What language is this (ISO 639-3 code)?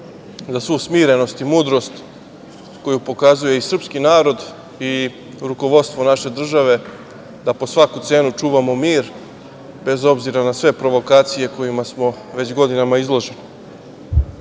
srp